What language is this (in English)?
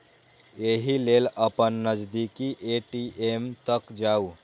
Maithili